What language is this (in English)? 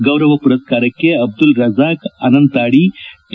Kannada